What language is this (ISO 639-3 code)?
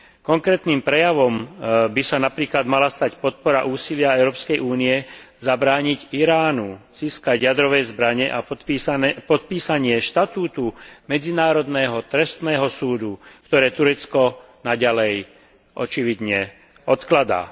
slk